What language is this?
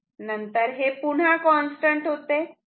Marathi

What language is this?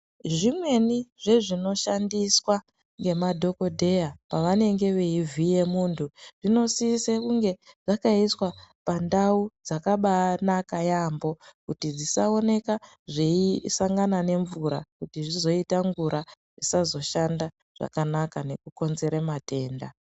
Ndau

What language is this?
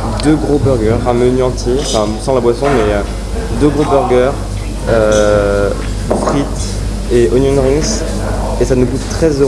French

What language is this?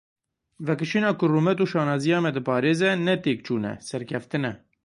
Kurdish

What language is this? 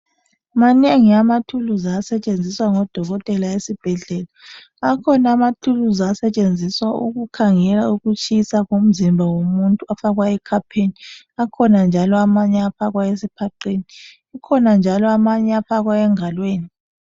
North Ndebele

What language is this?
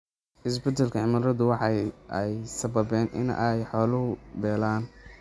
Somali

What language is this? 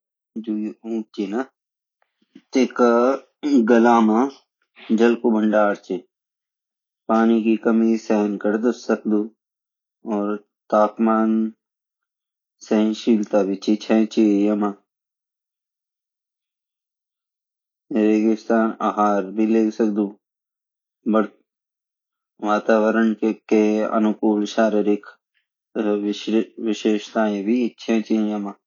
Garhwali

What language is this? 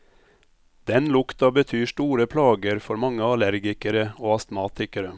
Norwegian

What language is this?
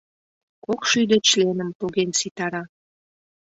Mari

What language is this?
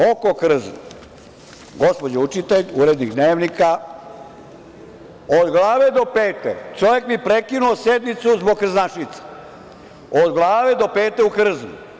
Serbian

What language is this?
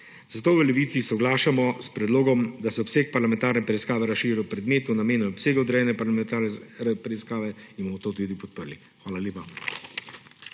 Slovenian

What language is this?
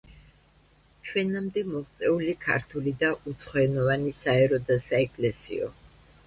Georgian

